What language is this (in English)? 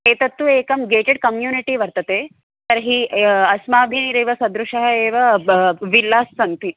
Sanskrit